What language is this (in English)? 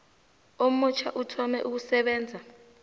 South Ndebele